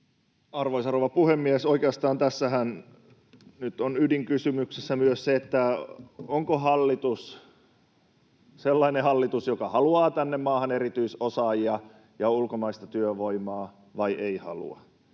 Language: Finnish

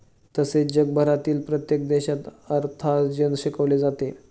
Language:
Marathi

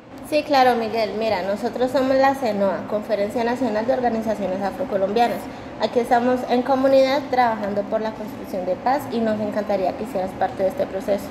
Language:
Spanish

